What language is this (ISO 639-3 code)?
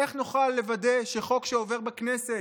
heb